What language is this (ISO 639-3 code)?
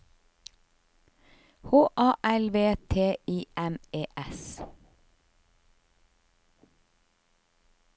nor